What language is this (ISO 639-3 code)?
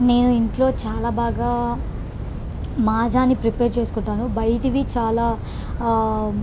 tel